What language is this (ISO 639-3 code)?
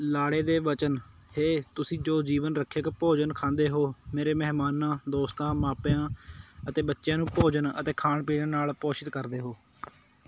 pan